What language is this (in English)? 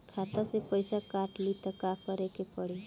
Bhojpuri